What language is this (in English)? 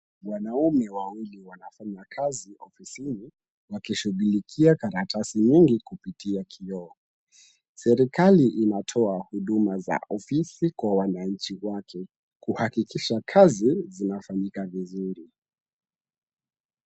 Swahili